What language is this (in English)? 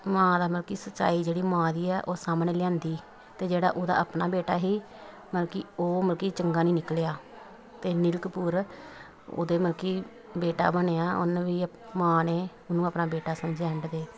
Punjabi